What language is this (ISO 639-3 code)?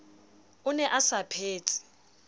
sot